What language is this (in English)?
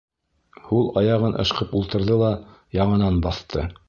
Bashkir